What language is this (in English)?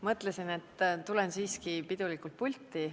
Estonian